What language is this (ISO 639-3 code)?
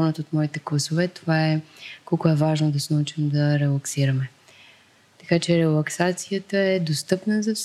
bul